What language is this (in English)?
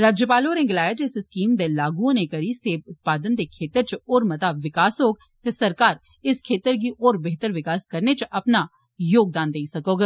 Dogri